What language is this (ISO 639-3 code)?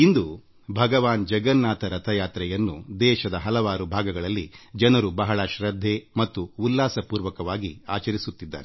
kan